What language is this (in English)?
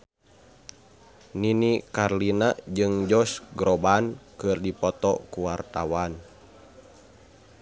Sundanese